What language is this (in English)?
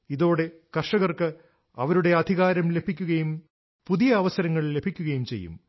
Malayalam